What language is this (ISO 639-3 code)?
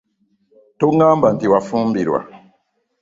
lug